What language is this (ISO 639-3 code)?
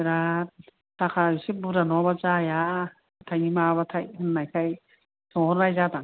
brx